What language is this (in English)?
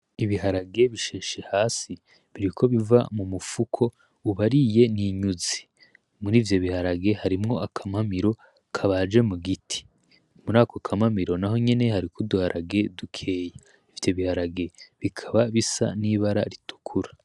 Rundi